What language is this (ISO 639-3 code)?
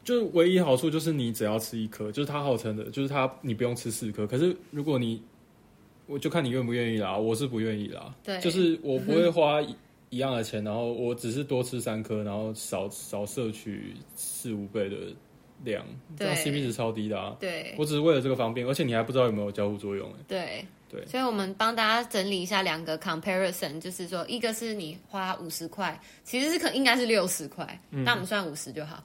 zho